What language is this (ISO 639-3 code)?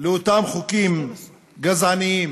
heb